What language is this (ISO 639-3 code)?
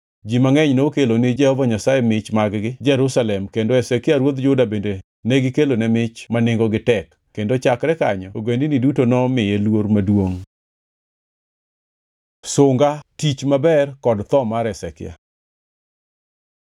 luo